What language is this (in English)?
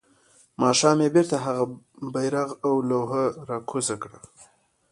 Pashto